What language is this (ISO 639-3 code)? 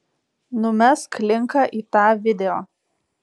lit